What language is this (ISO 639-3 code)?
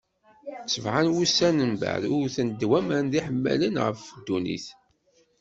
kab